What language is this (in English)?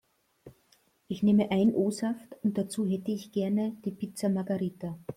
German